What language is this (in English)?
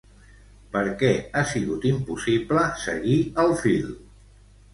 Catalan